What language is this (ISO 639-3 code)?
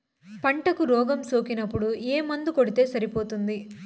tel